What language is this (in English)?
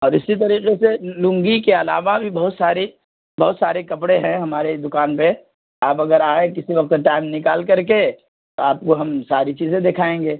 Urdu